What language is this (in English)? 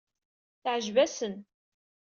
Kabyle